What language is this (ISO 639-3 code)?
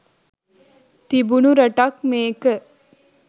sin